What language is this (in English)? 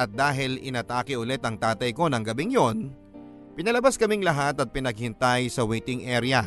Filipino